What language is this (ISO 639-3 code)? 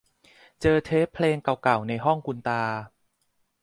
tha